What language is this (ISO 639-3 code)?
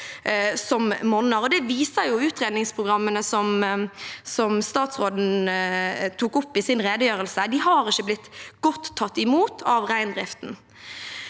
nor